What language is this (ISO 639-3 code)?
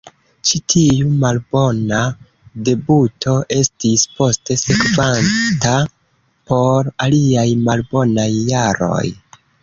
epo